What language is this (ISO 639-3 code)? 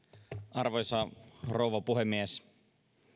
fin